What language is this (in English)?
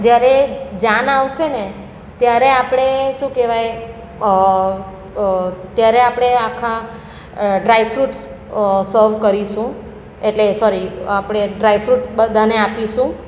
Gujarati